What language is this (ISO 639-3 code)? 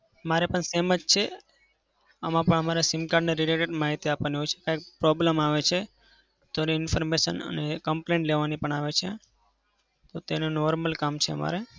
guj